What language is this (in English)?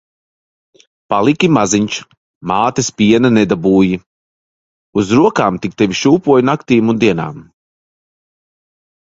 Latvian